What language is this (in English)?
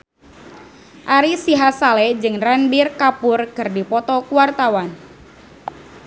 Sundanese